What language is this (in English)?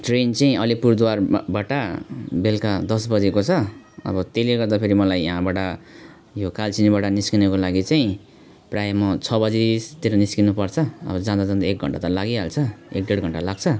Nepali